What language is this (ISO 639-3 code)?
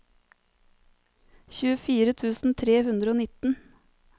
nor